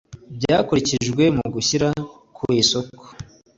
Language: Kinyarwanda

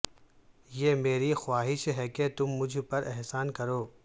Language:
Urdu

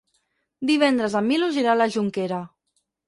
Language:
Catalan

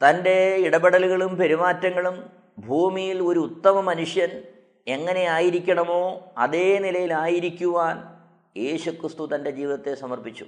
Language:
Malayalam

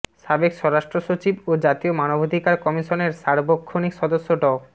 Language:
Bangla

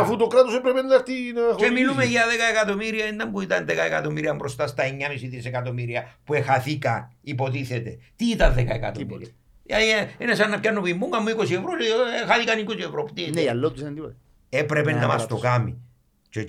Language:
Greek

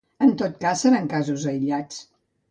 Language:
Catalan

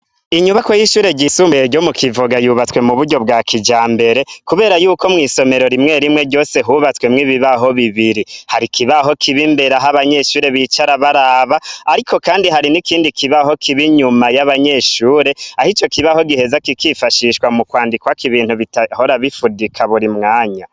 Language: Rundi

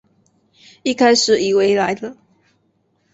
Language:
Chinese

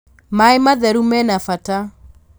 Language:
Kikuyu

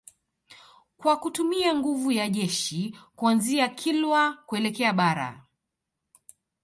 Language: Swahili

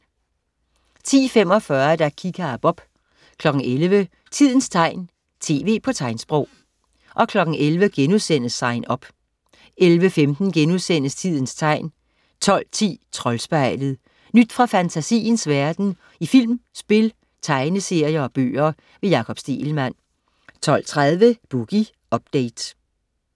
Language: Danish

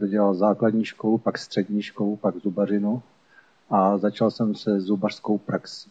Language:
Czech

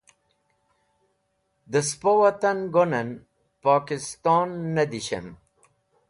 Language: Wakhi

